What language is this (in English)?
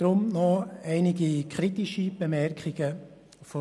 Swiss German